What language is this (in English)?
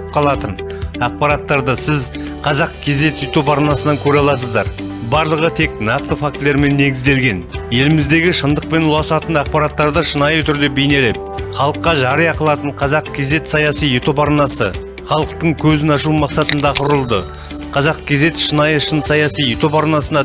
Turkish